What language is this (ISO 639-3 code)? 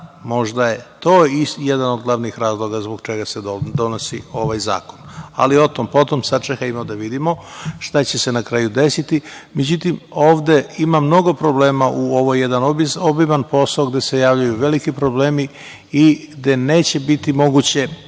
srp